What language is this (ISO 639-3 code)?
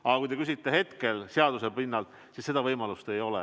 est